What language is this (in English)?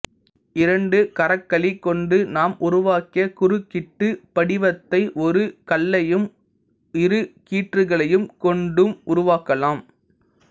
Tamil